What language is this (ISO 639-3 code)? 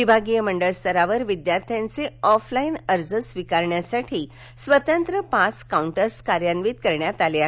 mar